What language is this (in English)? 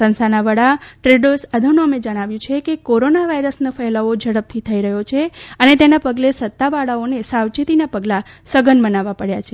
Gujarati